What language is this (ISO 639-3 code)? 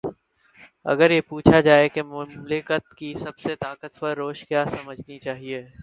urd